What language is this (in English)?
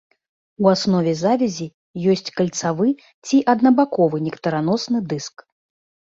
Belarusian